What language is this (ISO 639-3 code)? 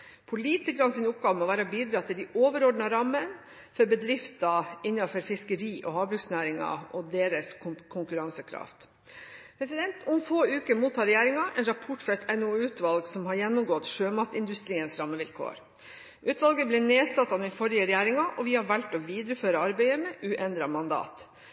nob